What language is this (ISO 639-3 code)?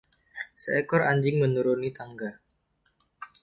ind